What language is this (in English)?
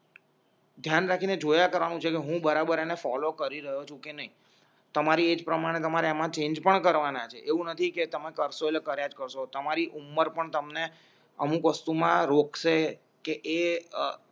Gujarati